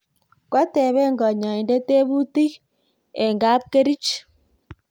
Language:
Kalenjin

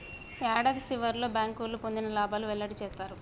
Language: Telugu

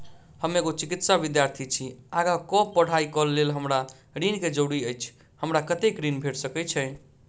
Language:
Maithili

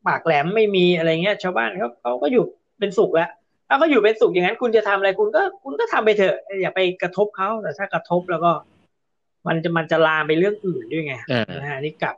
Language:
Thai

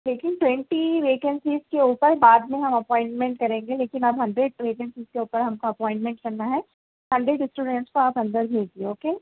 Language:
Urdu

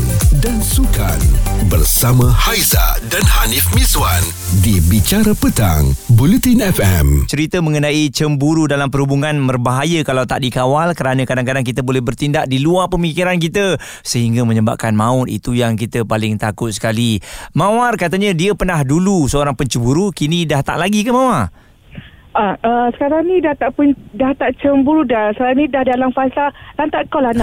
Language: Malay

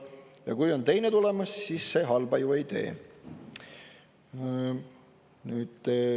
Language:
Estonian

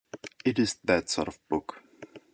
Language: English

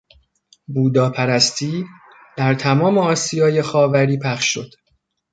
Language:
Persian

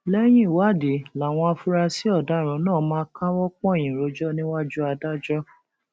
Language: Yoruba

